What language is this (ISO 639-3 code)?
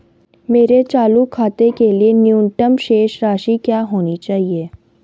hin